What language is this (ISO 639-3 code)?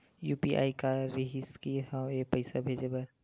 hne